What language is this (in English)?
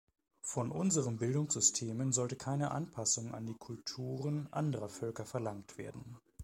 German